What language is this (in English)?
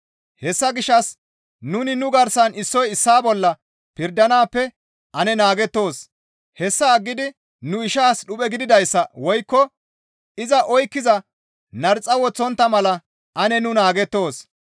Gamo